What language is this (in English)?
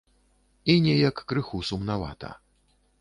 Belarusian